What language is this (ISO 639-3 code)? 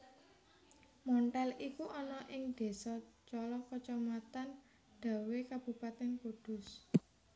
jav